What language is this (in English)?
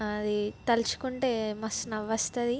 Telugu